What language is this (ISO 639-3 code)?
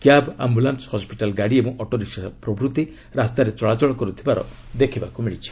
ori